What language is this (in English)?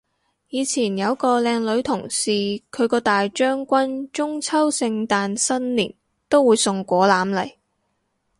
Cantonese